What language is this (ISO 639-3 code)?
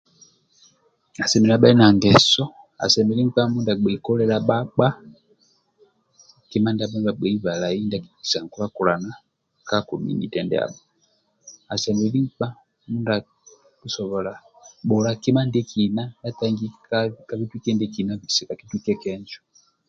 rwm